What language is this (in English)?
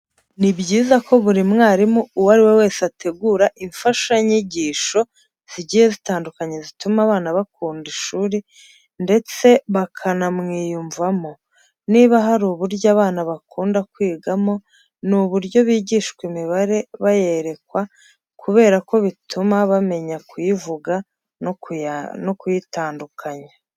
Kinyarwanda